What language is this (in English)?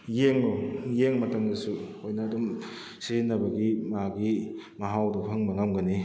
Manipuri